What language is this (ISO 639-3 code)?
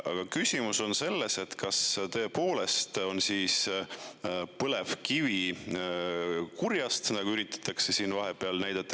est